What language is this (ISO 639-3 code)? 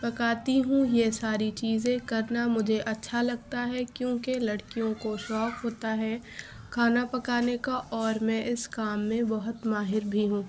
urd